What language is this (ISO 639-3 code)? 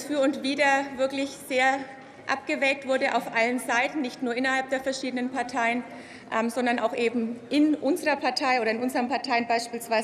deu